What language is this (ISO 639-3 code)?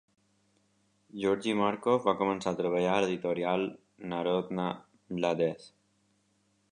cat